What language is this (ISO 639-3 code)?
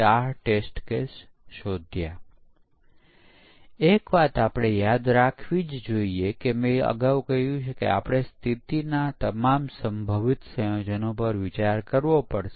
guj